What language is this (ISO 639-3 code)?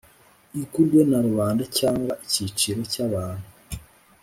kin